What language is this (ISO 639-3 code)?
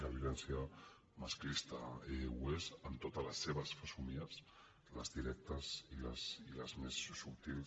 cat